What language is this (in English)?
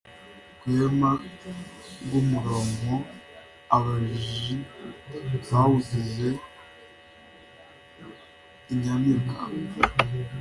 Kinyarwanda